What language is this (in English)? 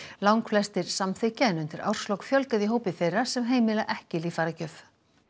Icelandic